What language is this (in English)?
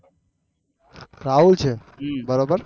Gujarati